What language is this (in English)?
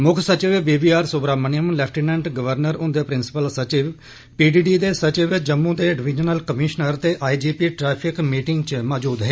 Dogri